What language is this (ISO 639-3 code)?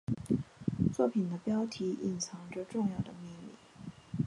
zho